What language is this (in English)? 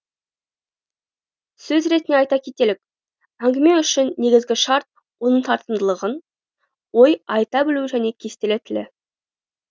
Kazakh